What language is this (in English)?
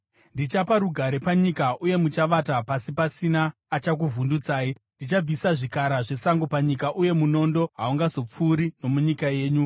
Shona